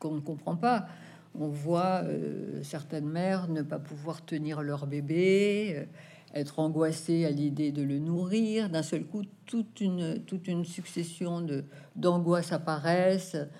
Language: French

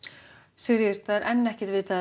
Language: Icelandic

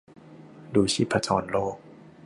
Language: Thai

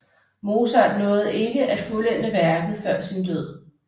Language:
Danish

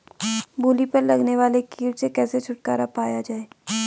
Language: Hindi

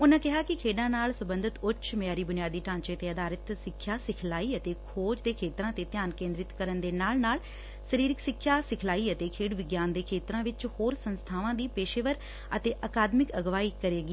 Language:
Punjabi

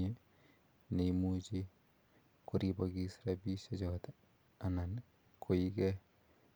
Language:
Kalenjin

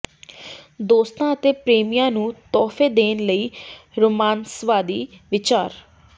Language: Punjabi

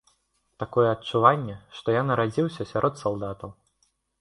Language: Belarusian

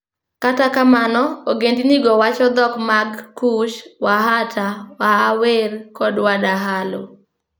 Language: Luo (Kenya and Tanzania)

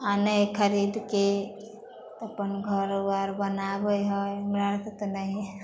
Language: Maithili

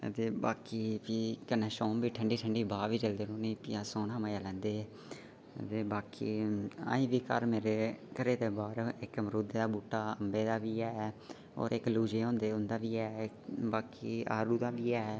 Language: Dogri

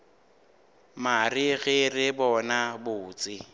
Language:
Northern Sotho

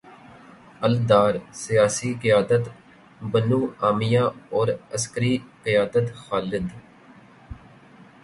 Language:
Urdu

